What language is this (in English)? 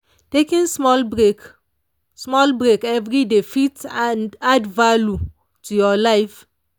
Nigerian Pidgin